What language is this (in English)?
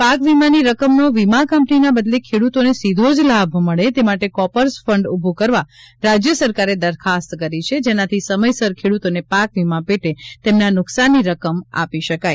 Gujarati